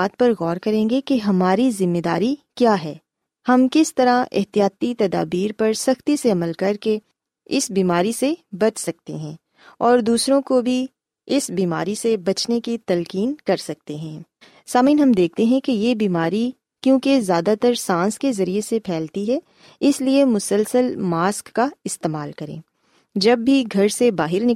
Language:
Urdu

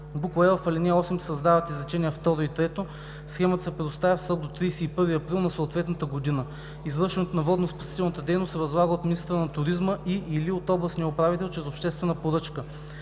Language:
Bulgarian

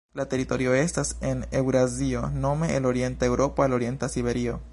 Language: Esperanto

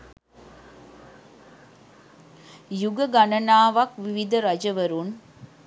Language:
Sinhala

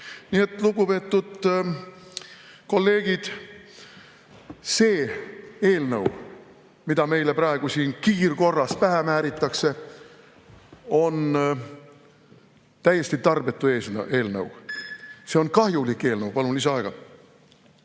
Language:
Estonian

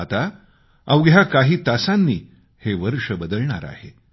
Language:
Marathi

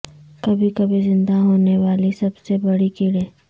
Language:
Urdu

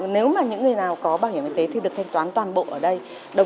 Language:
Vietnamese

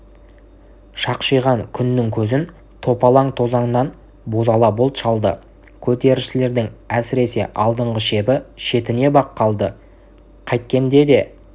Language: Kazakh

